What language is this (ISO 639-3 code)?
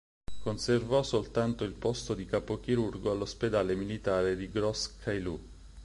ita